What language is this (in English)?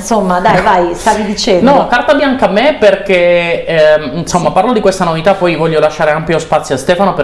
Italian